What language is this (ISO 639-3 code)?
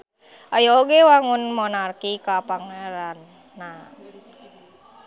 sun